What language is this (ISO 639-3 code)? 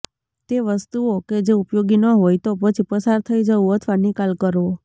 guj